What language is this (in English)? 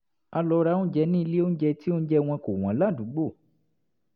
Yoruba